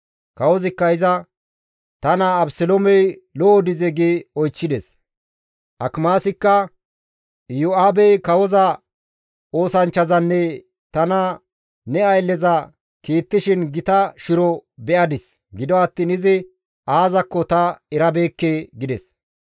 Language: Gamo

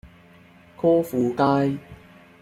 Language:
Cantonese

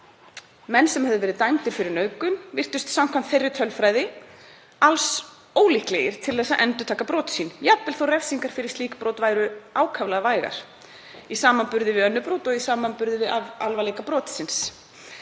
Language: Icelandic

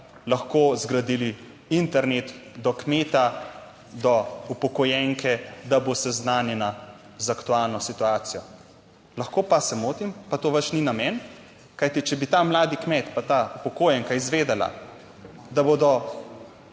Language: Slovenian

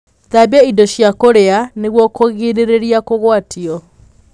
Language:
Kikuyu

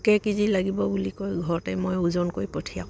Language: Assamese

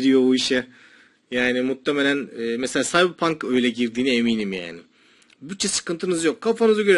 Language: Turkish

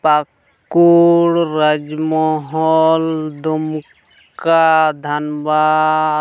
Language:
Santali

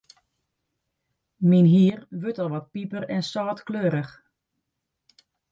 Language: Western Frisian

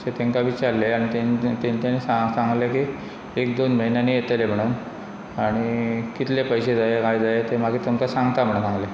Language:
Konkani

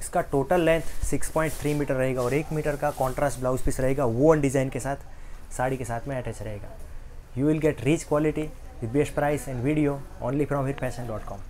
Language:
Hindi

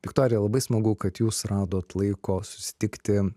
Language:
Lithuanian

